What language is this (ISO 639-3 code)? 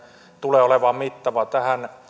fin